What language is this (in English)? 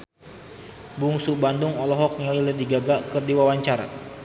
Sundanese